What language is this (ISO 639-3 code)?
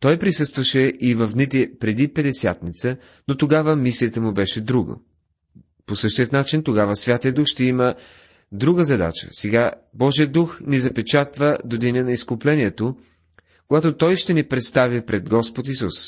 bul